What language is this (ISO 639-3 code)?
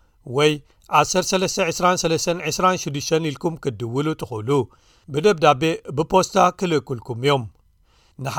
amh